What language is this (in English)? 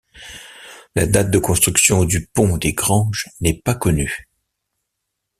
French